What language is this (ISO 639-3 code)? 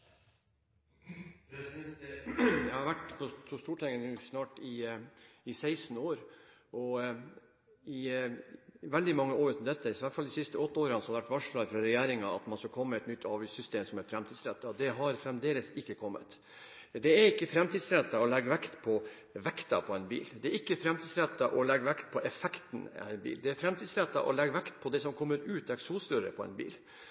nob